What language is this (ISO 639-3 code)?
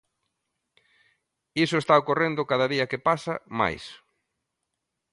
glg